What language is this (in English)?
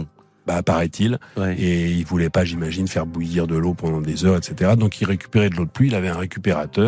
French